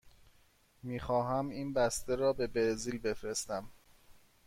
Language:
Persian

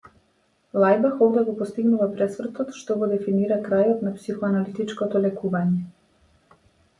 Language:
Macedonian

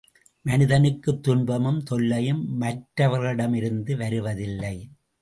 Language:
Tamil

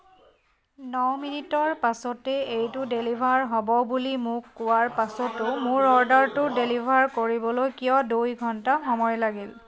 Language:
Assamese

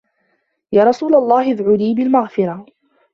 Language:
Arabic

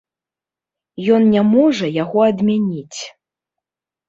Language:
Belarusian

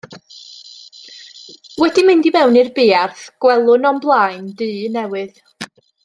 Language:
Welsh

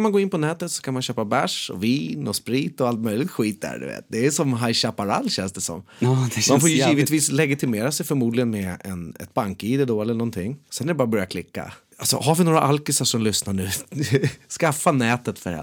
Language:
Swedish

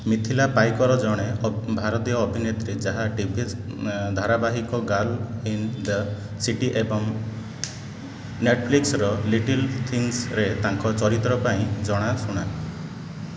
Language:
Odia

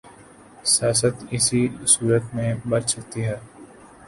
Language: Urdu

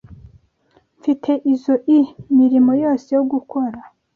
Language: Kinyarwanda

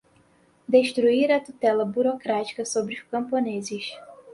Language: Portuguese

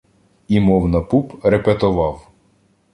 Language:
Ukrainian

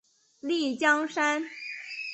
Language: Chinese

